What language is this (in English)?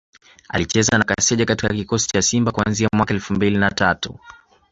Swahili